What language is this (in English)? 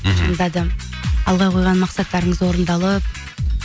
Kazakh